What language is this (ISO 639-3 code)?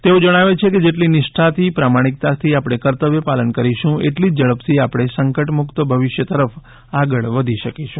guj